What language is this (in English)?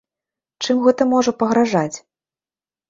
Belarusian